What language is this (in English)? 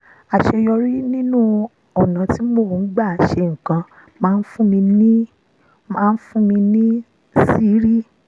Yoruba